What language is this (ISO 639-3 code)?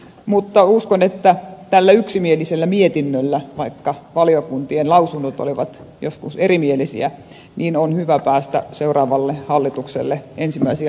fin